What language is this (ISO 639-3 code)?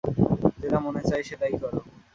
ben